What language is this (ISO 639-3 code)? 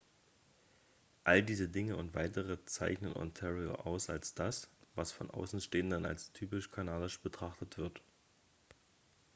deu